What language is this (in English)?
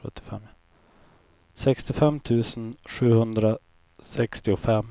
Swedish